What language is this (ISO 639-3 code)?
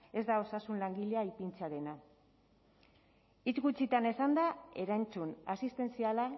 eus